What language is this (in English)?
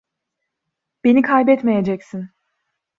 Turkish